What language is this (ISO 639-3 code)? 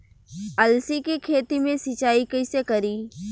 bho